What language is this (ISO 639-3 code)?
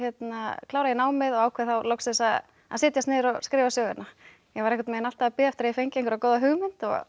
isl